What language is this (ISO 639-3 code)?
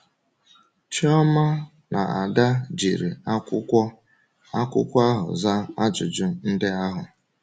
ibo